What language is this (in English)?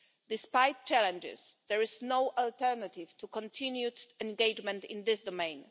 English